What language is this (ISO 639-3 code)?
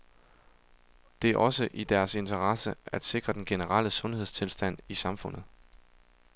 dan